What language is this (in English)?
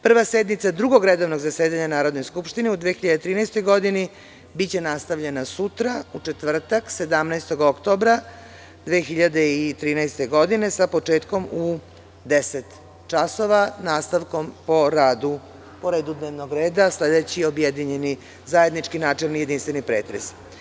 Serbian